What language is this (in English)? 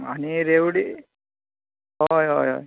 Konkani